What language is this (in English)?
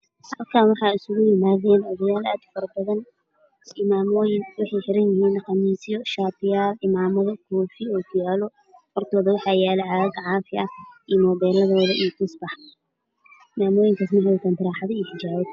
Somali